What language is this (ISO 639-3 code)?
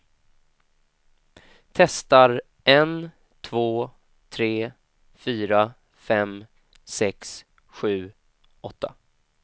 swe